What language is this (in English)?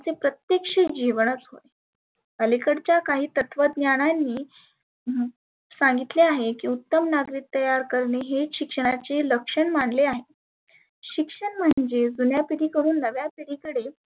Marathi